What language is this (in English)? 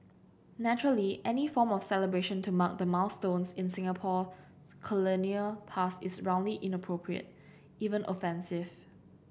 English